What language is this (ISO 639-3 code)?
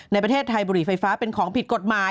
tha